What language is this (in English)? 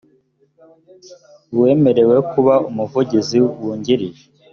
Kinyarwanda